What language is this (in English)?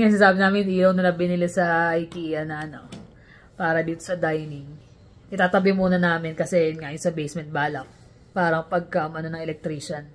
Filipino